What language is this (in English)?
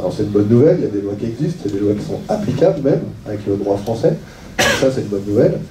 French